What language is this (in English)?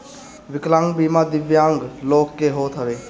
Bhojpuri